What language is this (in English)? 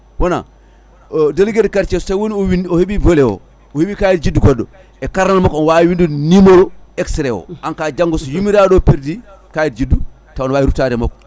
Fula